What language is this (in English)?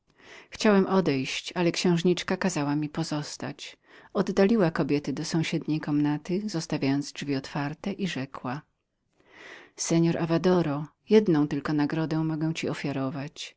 Polish